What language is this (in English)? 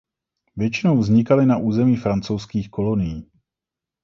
Czech